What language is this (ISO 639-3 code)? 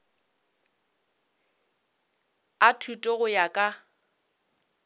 nso